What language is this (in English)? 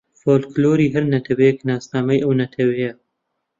Central Kurdish